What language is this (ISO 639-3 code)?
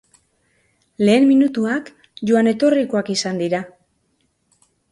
eus